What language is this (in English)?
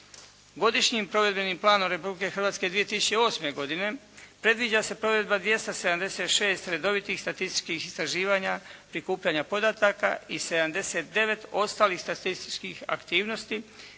Croatian